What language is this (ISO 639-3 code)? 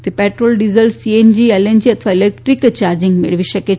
guj